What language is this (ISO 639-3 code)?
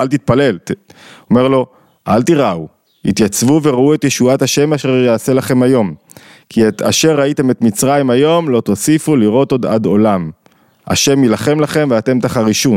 heb